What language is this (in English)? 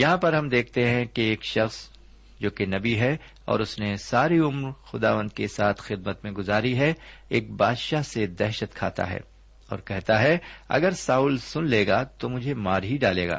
Urdu